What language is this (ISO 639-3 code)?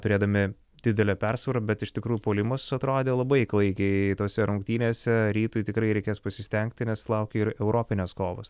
lit